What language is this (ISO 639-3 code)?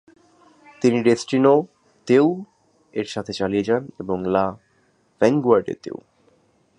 ben